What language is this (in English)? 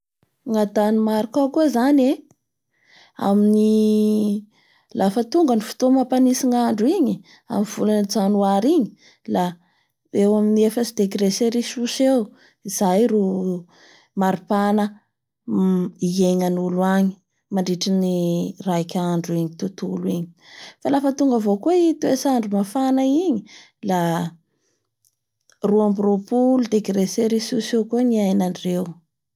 Bara Malagasy